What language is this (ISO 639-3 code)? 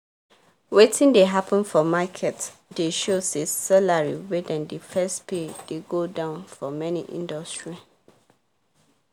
pcm